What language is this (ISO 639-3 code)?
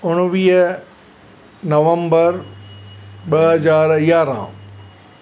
snd